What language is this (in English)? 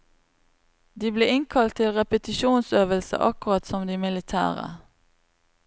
Norwegian